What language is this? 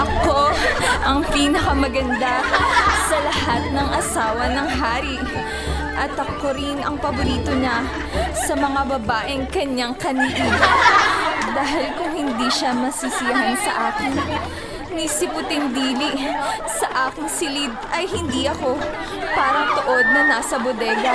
Filipino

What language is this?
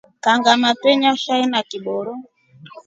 Rombo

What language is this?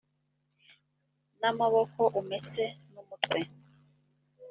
Kinyarwanda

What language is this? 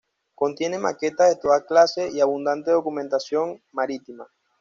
Spanish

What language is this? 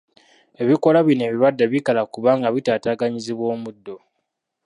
Ganda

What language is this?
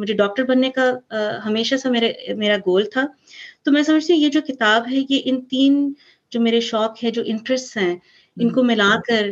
Urdu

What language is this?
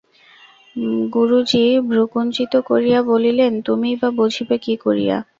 Bangla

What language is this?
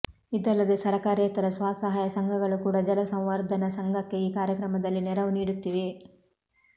Kannada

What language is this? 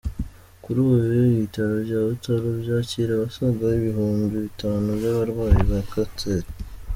Kinyarwanda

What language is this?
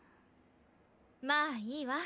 Japanese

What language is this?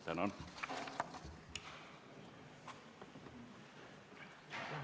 Estonian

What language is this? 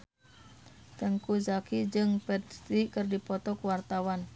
Sundanese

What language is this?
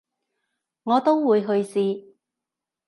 Cantonese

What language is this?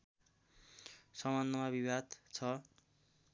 Nepali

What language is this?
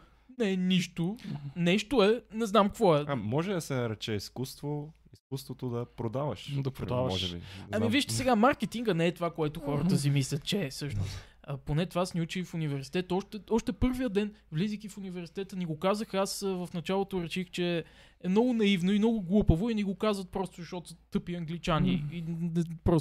Bulgarian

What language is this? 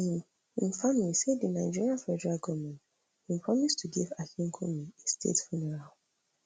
Nigerian Pidgin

